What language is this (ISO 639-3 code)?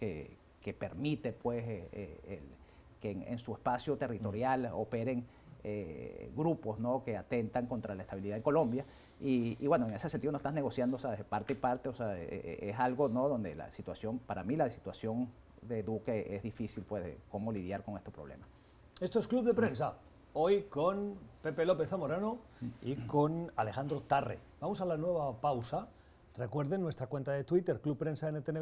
spa